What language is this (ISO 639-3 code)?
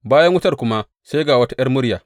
hau